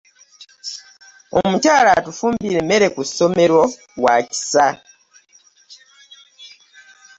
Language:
Ganda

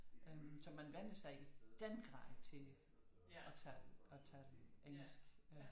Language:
Danish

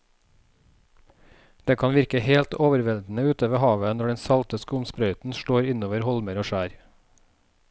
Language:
Norwegian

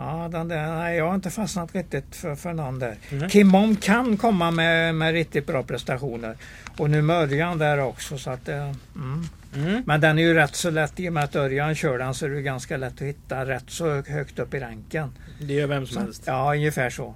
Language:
Swedish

